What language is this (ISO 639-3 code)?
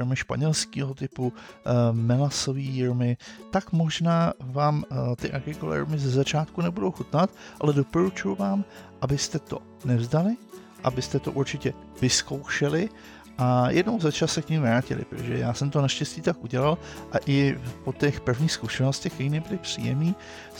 ces